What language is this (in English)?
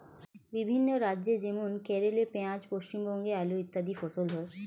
Bangla